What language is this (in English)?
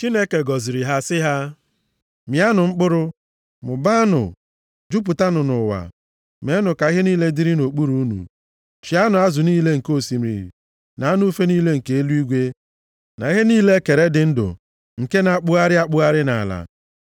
Igbo